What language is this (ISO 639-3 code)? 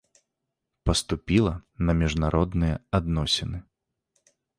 bel